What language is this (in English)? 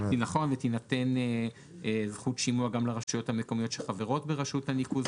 Hebrew